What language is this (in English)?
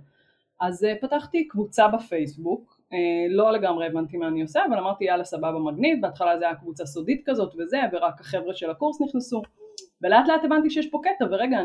Hebrew